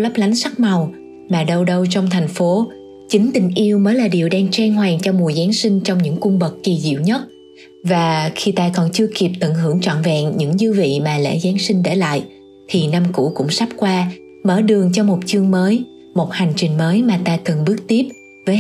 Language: Vietnamese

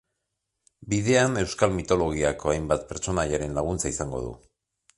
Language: Basque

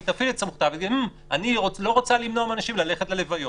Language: Hebrew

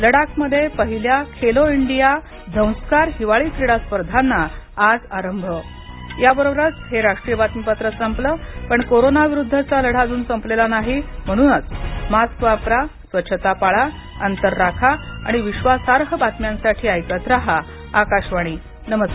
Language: Marathi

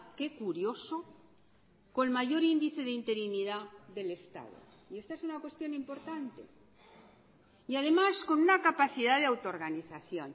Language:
Spanish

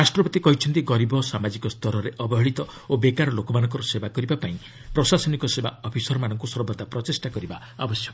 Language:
Odia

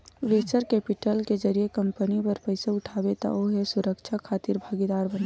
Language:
Chhattisgarhi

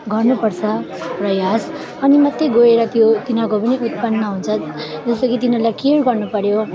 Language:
Nepali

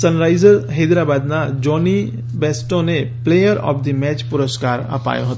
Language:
Gujarati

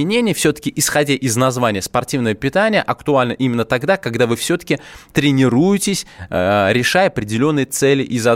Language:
Russian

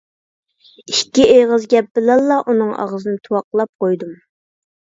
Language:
Uyghur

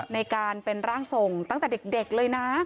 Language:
Thai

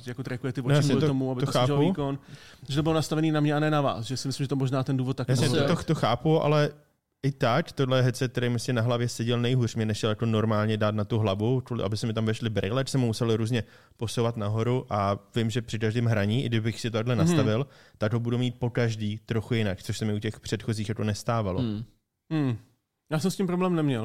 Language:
Czech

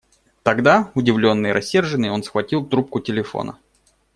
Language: Russian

